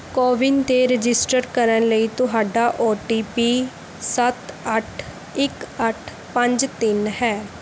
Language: Punjabi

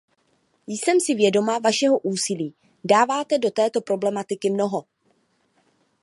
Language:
Czech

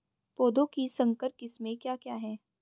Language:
Hindi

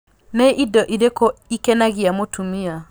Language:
Kikuyu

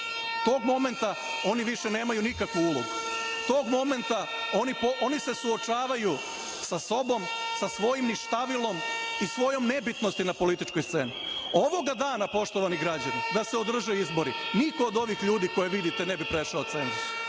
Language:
Serbian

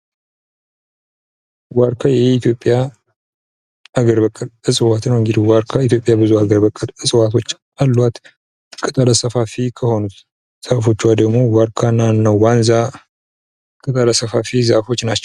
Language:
Amharic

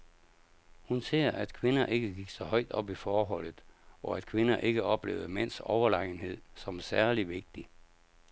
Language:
Danish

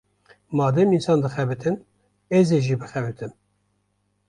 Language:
Kurdish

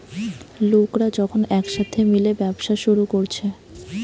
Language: Bangla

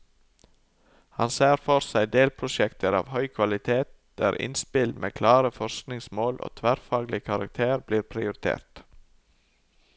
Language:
Norwegian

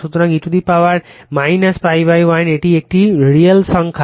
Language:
Bangla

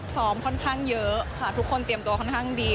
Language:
Thai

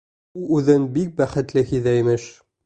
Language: Bashkir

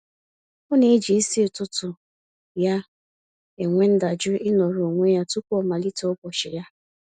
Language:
Igbo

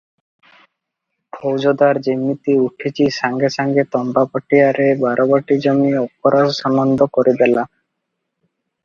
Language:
Odia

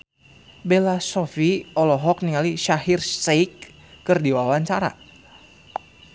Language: Sundanese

